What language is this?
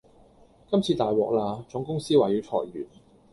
Cantonese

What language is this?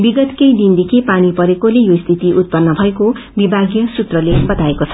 Nepali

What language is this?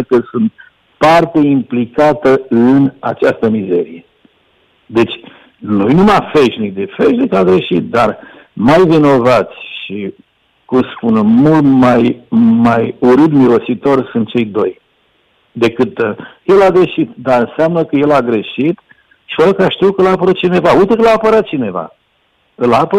Romanian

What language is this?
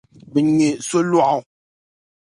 Dagbani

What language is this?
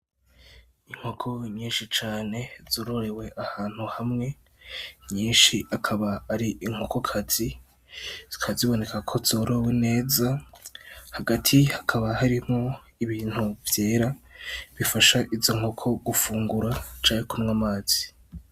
Rundi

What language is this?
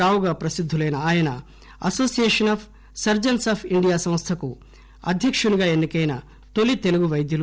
Telugu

